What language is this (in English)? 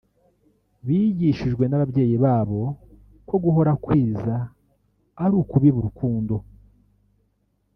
Kinyarwanda